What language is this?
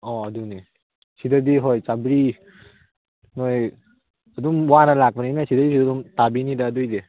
Manipuri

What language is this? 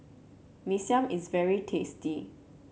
English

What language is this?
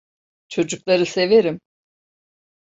Turkish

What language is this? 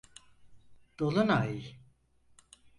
Turkish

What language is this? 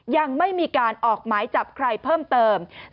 Thai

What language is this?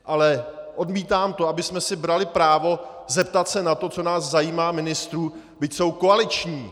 Czech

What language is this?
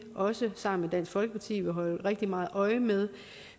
Danish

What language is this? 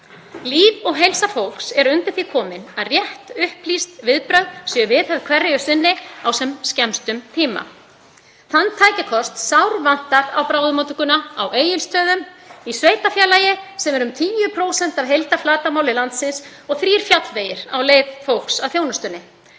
Icelandic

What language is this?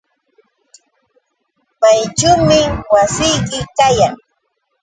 Yauyos Quechua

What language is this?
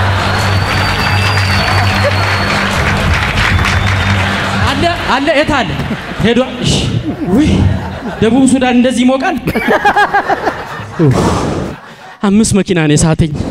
Indonesian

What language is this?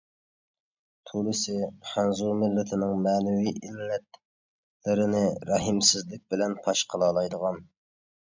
Uyghur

